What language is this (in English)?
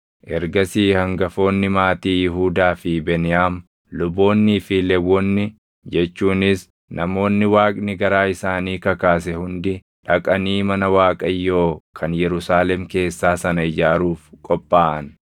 Oromo